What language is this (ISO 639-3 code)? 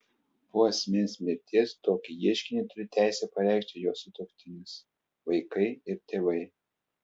lit